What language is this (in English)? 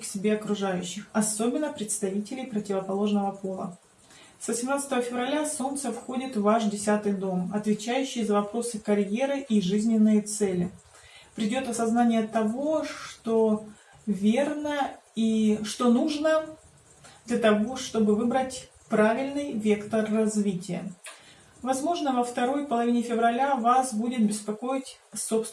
Russian